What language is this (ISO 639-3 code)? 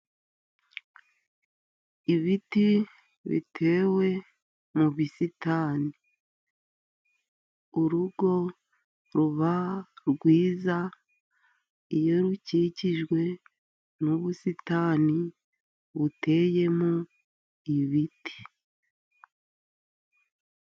kin